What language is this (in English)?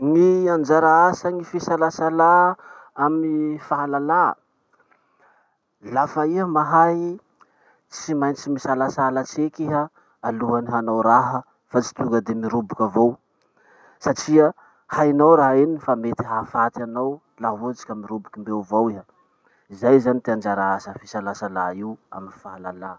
Masikoro Malagasy